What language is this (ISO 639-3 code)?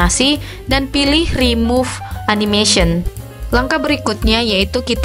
ind